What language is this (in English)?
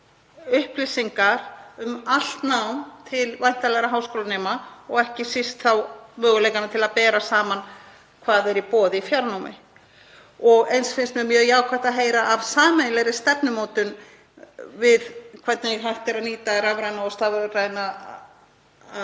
Icelandic